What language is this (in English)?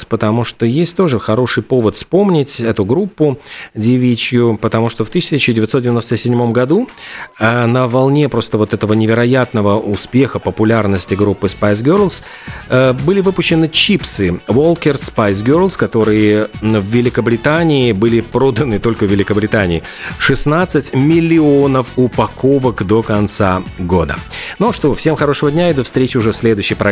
Russian